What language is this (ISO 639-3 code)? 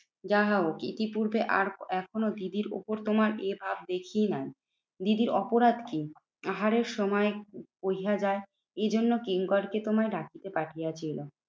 ben